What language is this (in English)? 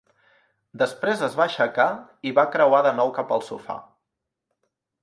Catalan